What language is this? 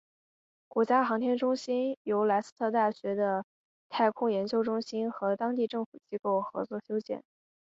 Chinese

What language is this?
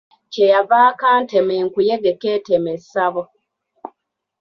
Ganda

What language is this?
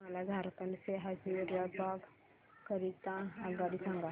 Marathi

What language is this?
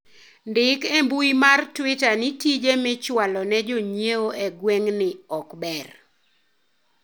Luo (Kenya and Tanzania)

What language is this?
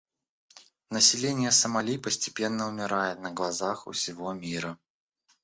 Russian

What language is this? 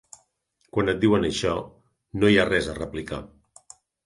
Catalan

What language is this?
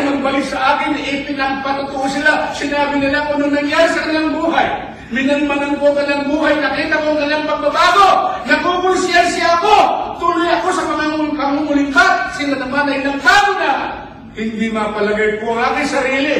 Filipino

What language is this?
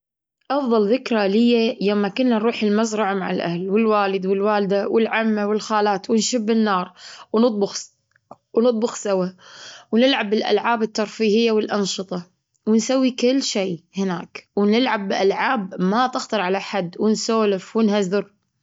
Gulf Arabic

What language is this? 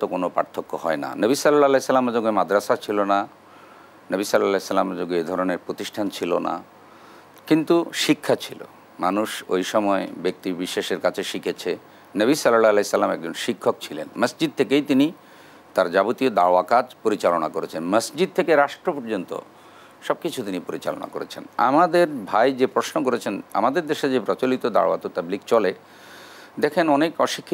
Arabic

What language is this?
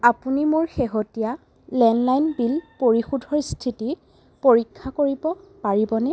Assamese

